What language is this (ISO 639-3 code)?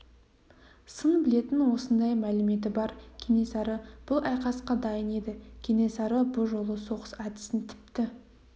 kaz